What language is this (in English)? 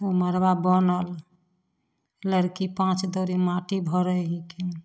Maithili